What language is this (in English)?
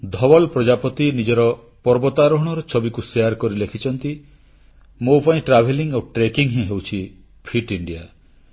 Odia